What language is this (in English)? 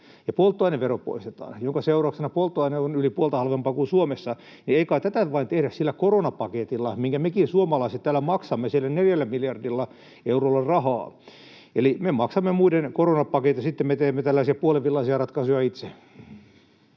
Finnish